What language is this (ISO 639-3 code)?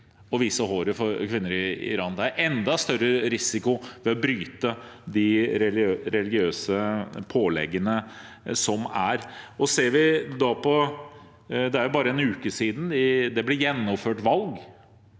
nor